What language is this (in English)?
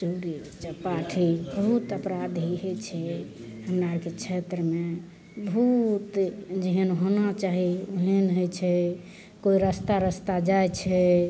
Maithili